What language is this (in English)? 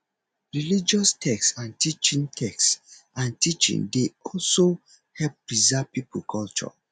Nigerian Pidgin